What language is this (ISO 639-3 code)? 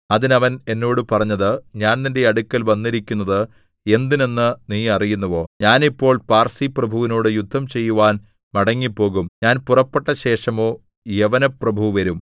mal